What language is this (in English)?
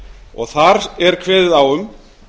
Icelandic